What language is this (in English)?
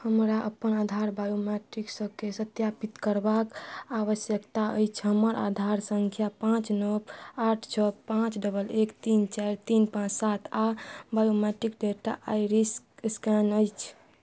Maithili